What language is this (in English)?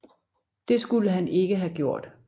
Danish